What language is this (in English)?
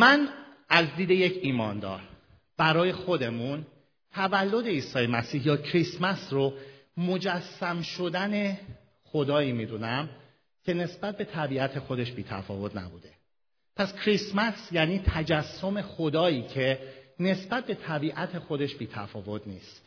Persian